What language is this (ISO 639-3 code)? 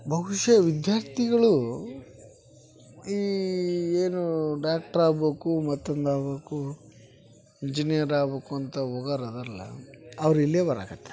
kan